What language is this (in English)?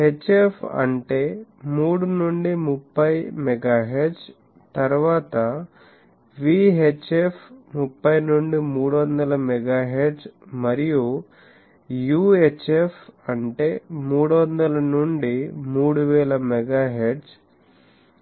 Telugu